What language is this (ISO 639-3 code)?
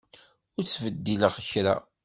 kab